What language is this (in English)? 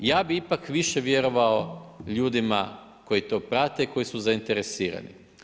Croatian